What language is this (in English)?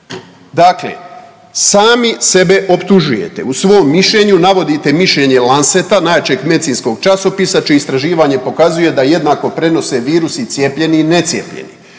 Croatian